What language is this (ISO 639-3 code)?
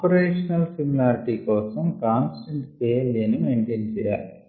tel